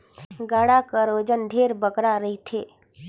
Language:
Chhattisgarhi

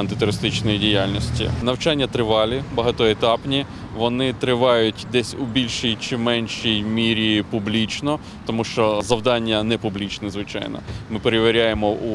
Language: Ukrainian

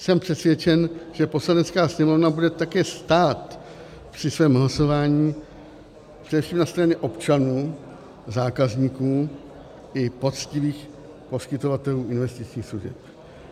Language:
Czech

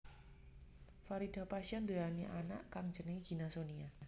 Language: Javanese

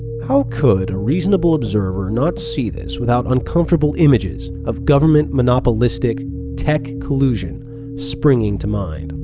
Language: English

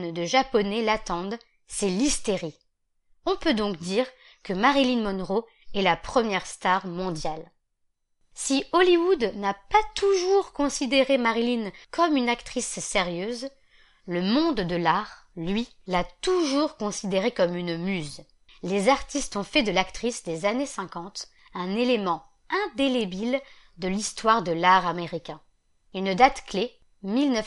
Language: French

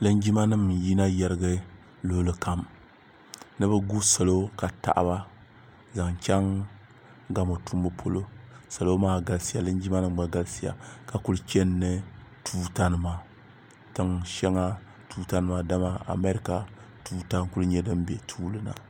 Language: Dagbani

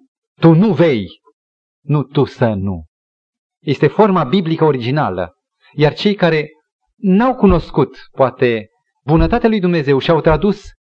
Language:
Romanian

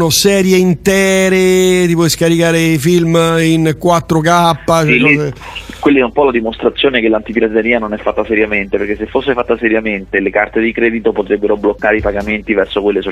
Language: Italian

